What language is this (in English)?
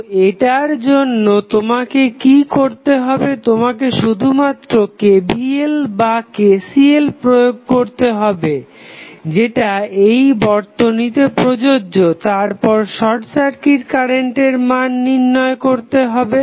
Bangla